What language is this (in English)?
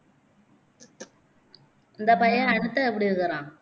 Tamil